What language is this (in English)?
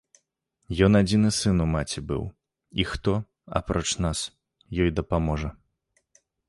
Belarusian